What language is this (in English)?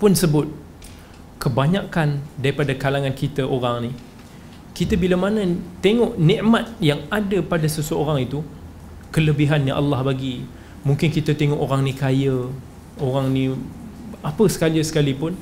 Malay